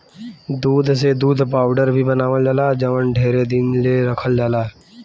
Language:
Bhojpuri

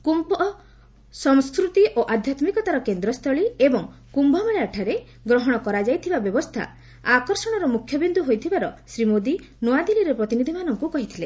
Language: Odia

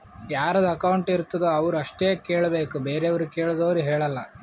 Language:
Kannada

